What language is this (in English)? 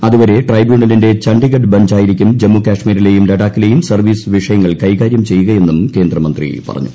Malayalam